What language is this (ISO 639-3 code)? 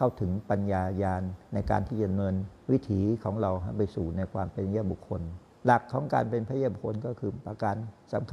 tha